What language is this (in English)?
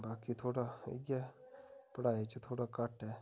Dogri